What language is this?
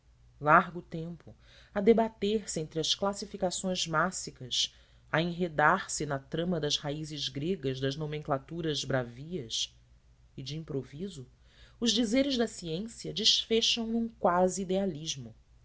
Portuguese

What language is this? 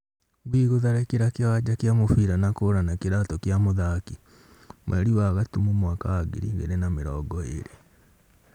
Kikuyu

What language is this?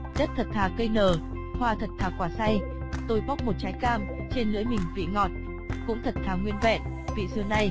Vietnamese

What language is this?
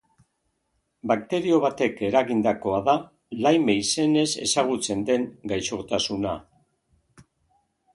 Basque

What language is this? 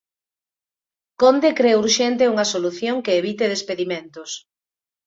Galician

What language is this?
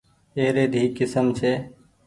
Goaria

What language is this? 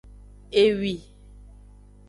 Aja (Benin)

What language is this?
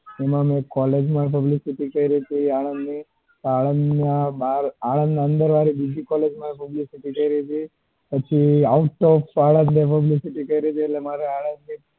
Gujarati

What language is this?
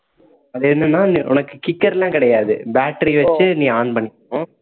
Tamil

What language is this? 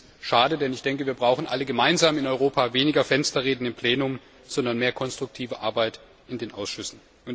German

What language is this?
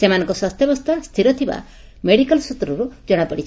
Odia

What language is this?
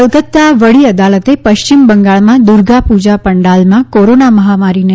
Gujarati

